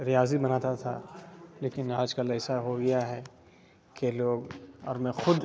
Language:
Urdu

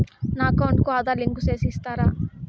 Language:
Telugu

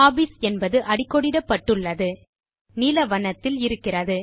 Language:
Tamil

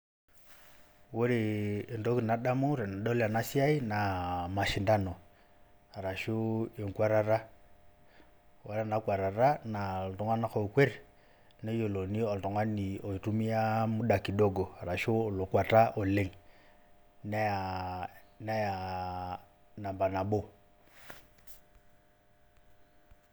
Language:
Masai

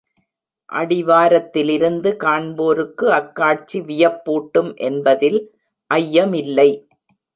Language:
Tamil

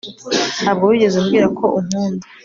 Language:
Kinyarwanda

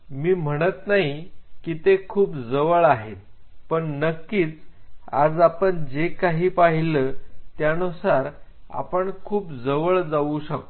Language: Marathi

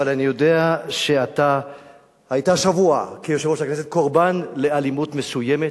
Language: Hebrew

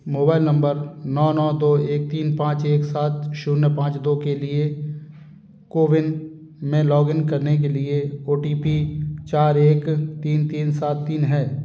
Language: Hindi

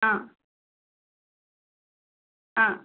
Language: Tamil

